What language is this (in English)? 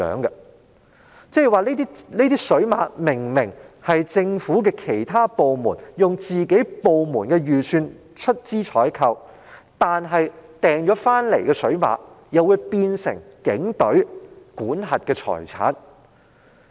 Cantonese